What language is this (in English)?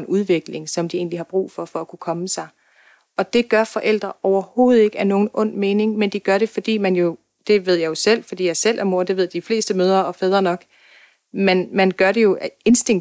Danish